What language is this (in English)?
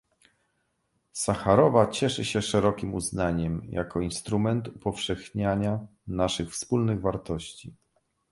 Polish